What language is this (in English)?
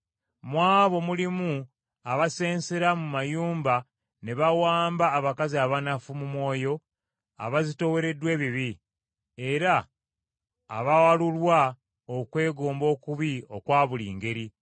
Ganda